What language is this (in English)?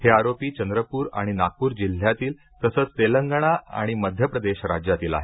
Marathi